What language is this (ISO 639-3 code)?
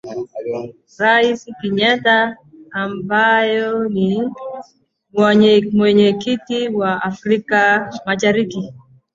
swa